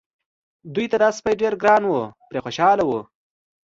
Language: Pashto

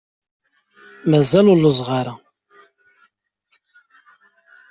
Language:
Kabyle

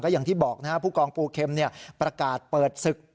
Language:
Thai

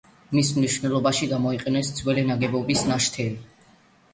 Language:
Georgian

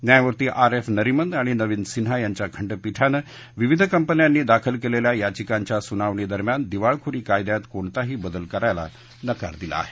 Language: Marathi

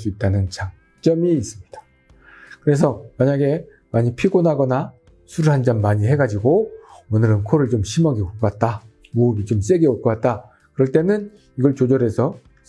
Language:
Korean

